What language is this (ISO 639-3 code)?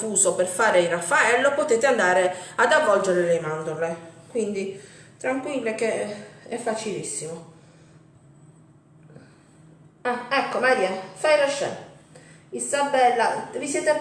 ita